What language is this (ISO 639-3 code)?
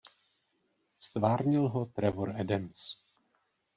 ces